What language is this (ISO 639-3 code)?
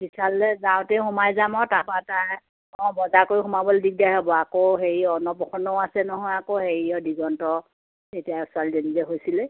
asm